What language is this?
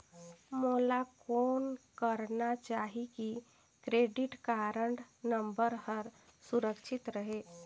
Chhattisgarhi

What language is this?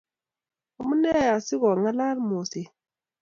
Kalenjin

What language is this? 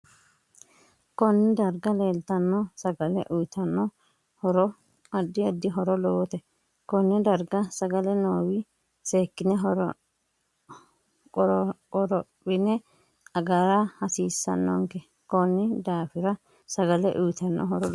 Sidamo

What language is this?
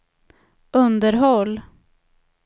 Swedish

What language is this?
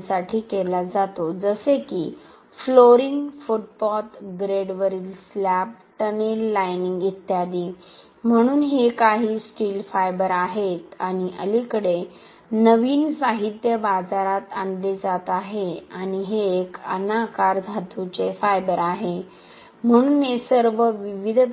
Marathi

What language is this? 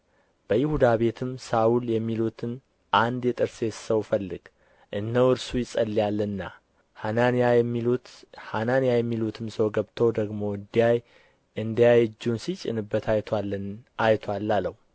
Amharic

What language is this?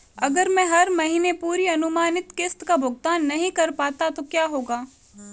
Hindi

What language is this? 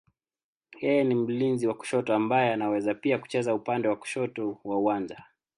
Swahili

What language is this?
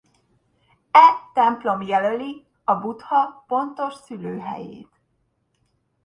Hungarian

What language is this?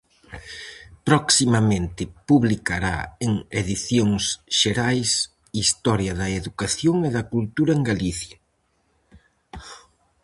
Galician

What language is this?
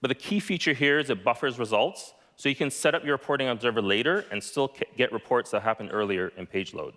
English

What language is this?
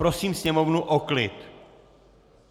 Czech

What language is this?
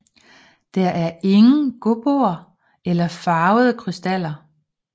Danish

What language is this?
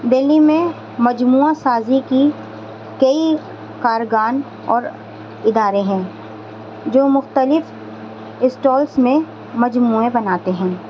Urdu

